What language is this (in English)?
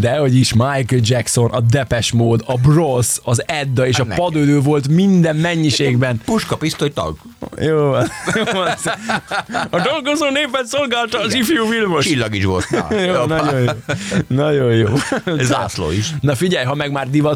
Hungarian